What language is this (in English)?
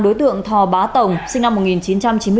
Vietnamese